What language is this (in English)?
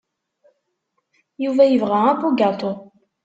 Kabyle